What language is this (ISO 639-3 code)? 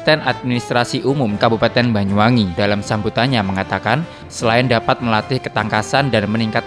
ind